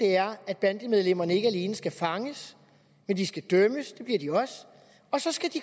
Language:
Danish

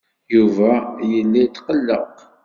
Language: Kabyle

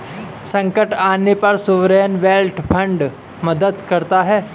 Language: Hindi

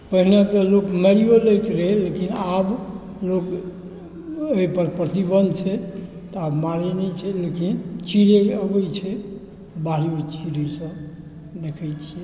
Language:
Maithili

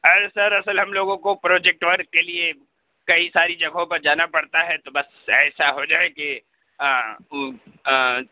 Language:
Urdu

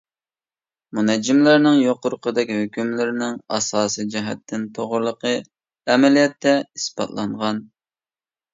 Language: Uyghur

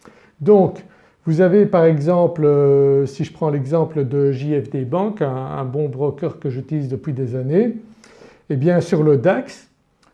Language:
French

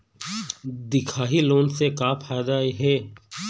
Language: Chhattisgarhi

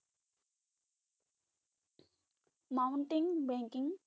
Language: Bangla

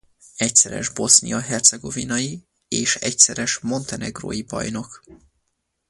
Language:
Hungarian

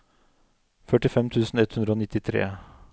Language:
Norwegian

